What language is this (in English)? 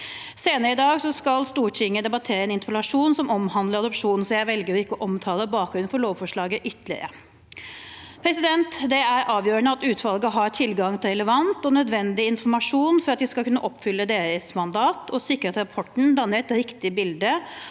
Norwegian